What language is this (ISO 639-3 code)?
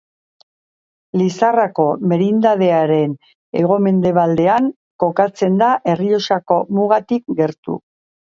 eus